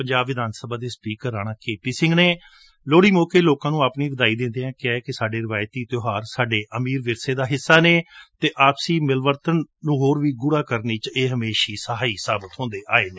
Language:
Punjabi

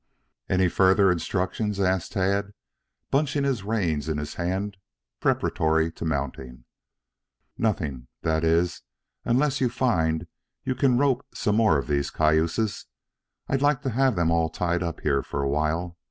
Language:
English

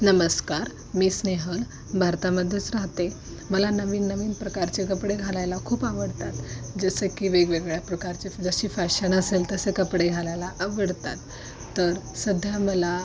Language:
Marathi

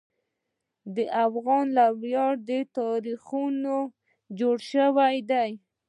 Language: Pashto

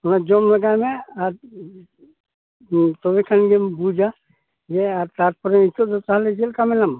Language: Santali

